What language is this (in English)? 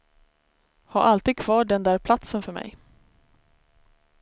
Swedish